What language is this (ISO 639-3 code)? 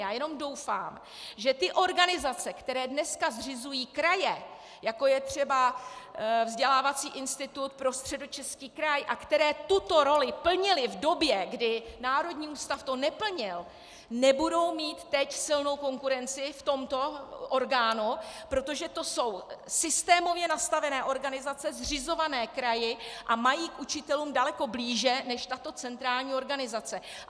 ces